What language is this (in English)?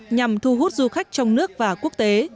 Vietnamese